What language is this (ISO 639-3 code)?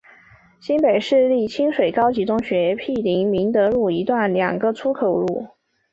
zho